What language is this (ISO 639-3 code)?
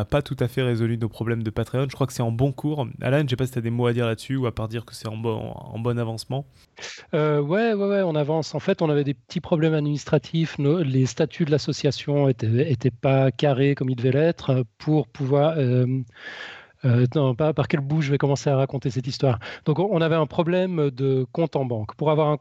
fra